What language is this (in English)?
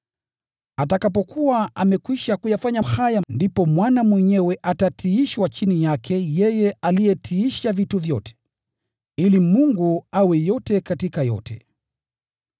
Swahili